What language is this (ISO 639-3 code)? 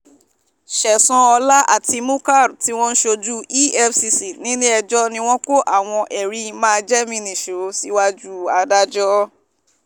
yor